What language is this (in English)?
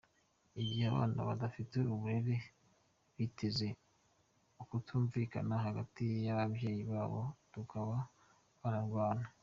Kinyarwanda